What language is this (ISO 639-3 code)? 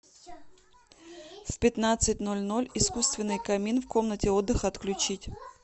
rus